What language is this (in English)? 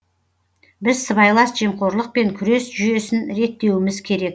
Kazakh